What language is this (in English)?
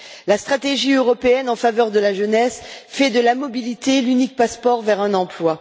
French